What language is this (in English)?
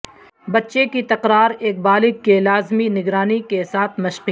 Urdu